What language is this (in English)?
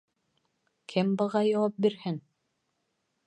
Bashkir